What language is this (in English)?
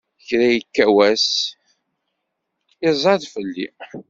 Kabyle